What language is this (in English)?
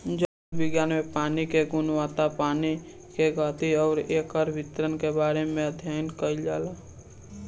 Bhojpuri